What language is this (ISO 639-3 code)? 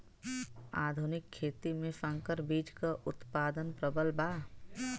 bho